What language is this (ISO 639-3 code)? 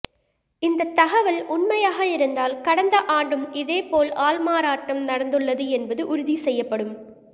tam